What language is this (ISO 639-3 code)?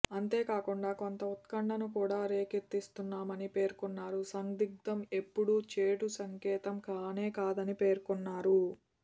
tel